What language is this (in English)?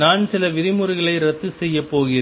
Tamil